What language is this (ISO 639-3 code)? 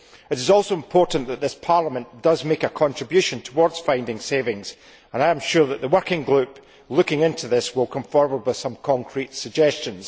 eng